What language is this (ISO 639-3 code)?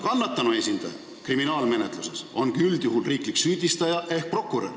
est